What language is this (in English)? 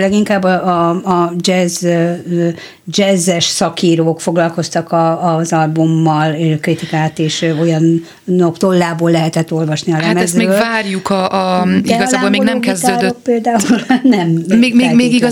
Hungarian